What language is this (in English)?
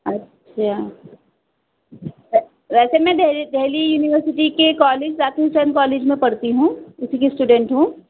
Urdu